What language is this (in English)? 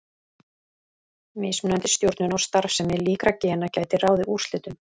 Icelandic